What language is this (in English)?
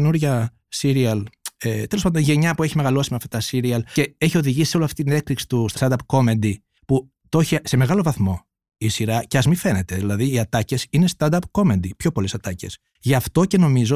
Greek